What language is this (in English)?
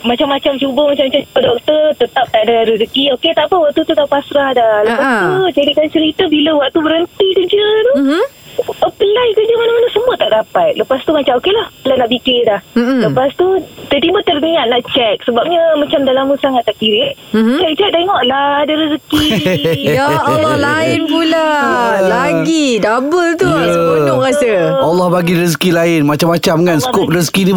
Malay